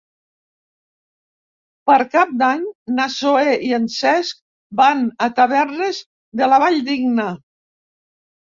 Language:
Catalan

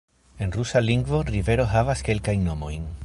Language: Esperanto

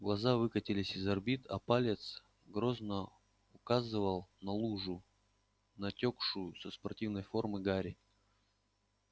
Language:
Russian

